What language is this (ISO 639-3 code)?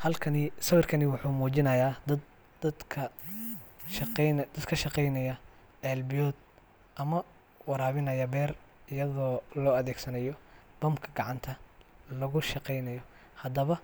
som